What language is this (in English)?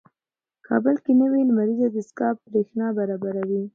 Pashto